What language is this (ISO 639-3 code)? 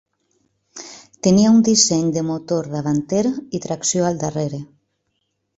cat